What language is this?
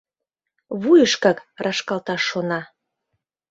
Mari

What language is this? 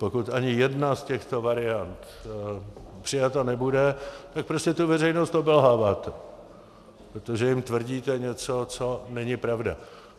Czech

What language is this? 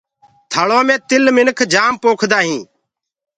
Gurgula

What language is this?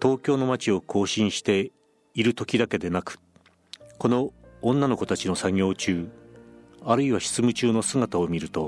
Japanese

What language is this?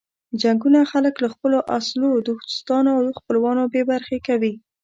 Pashto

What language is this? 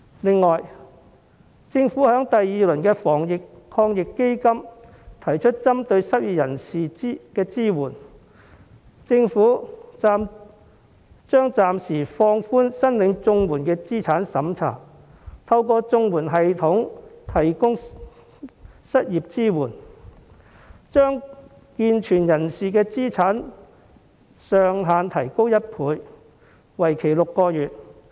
Cantonese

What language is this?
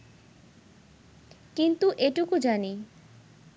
Bangla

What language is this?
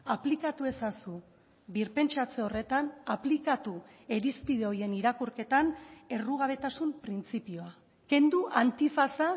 Basque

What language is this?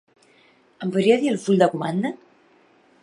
Catalan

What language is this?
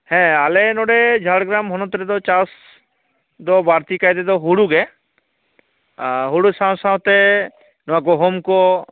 Santali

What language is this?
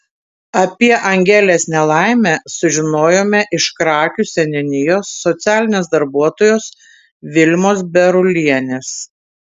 Lithuanian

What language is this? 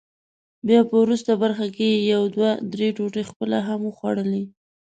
Pashto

